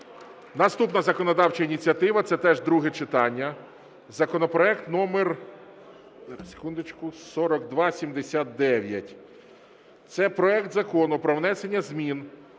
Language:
Ukrainian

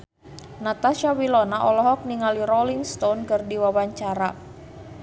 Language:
Sundanese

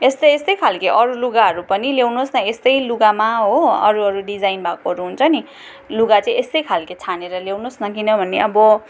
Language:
Nepali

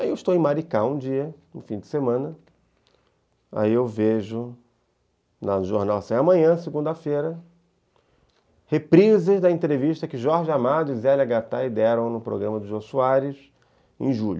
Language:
Portuguese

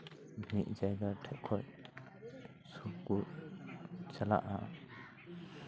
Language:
Santali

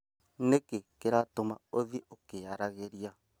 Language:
Kikuyu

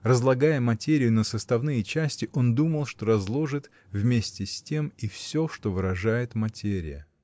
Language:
Russian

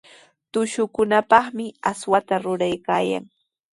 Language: Sihuas Ancash Quechua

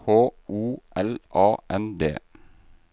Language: Norwegian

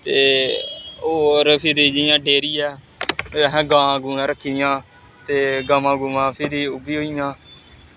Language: Dogri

